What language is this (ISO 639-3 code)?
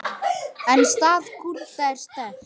isl